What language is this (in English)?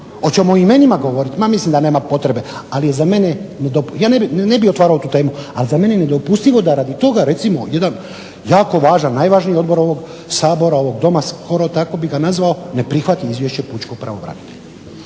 Croatian